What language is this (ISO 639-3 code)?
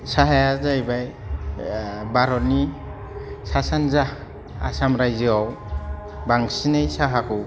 brx